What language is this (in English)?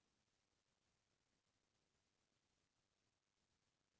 Chhattisgarhi